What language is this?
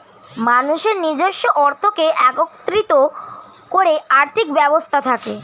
Bangla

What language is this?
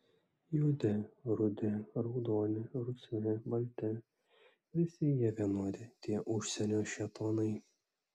Lithuanian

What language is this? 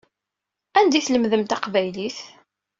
Kabyle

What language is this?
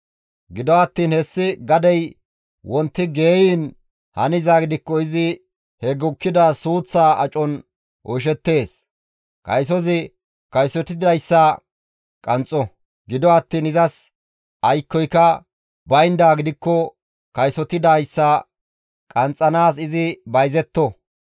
Gamo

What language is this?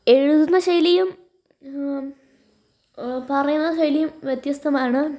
Malayalam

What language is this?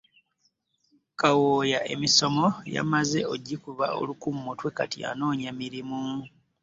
Ganda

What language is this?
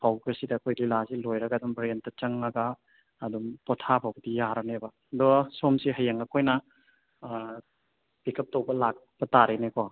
Manipuri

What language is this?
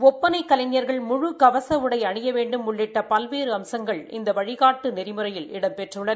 Tamil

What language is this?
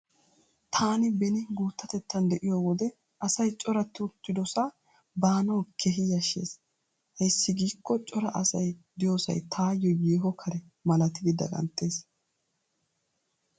Wolaytta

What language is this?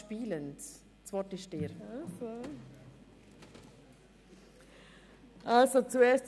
Swiss German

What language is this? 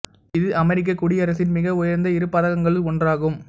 Tamil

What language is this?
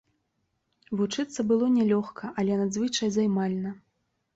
Belarusian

